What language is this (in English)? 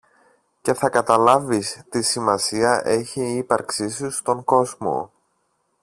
Greek